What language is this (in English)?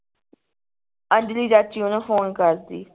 Punjabi